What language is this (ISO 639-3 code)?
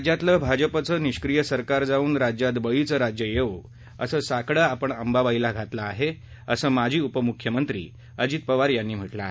mar